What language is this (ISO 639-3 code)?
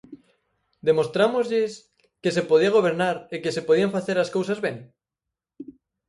glg